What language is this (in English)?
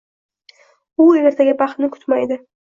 Uzbek